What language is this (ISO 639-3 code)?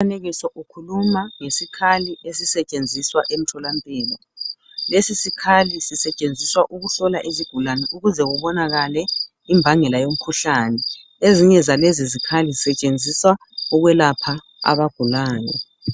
nde